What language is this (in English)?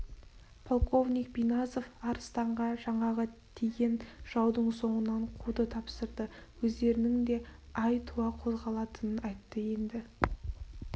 Kazakh